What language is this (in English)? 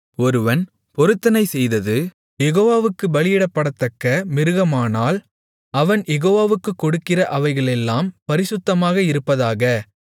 Tamil